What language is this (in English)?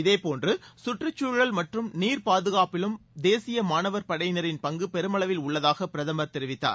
Tamil